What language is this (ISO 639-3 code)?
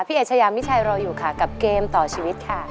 tha